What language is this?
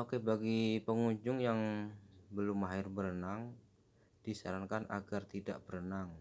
Indonesian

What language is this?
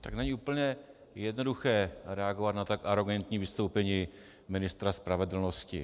Czech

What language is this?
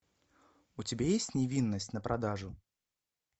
Russian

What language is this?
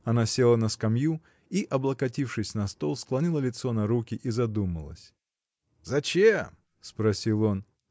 Russian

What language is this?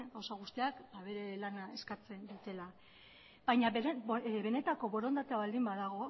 Basque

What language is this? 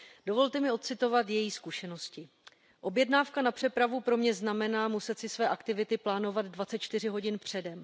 Czech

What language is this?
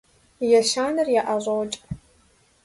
Kabardian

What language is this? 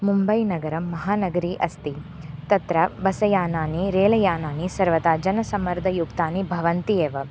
Sanskrit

